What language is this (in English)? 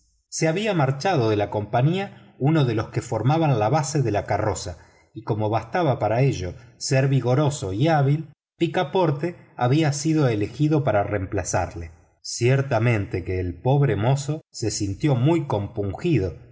Spanish